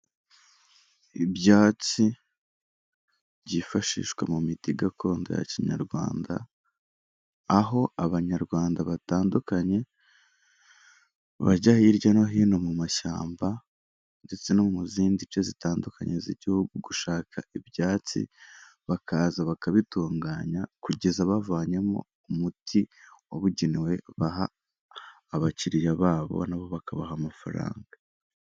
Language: Kinyarwanda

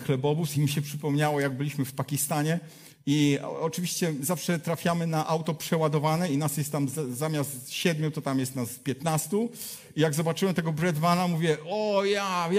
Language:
Polish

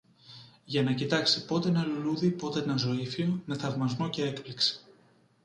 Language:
Greek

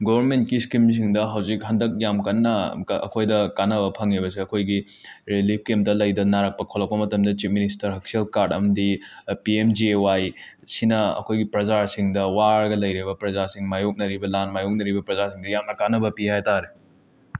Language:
Manipuri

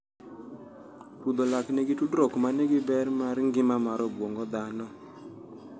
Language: Luo (Kenya and Tanzania)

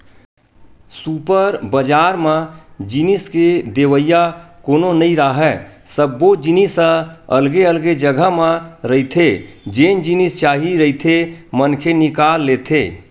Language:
Chhattisgarhi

